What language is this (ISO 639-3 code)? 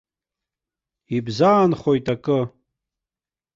abk